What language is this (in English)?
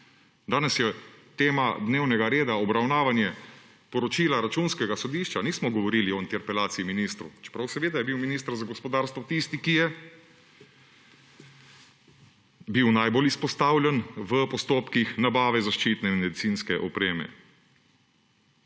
Slovenian